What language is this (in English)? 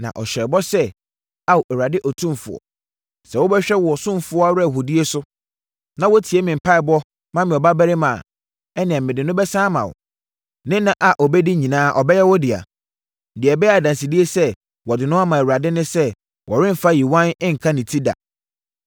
Akan